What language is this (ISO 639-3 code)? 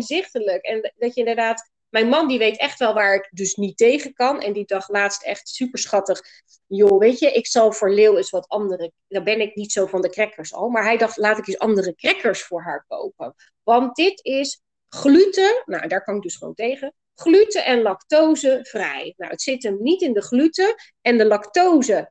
nld